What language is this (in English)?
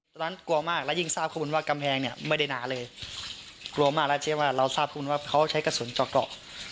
Thai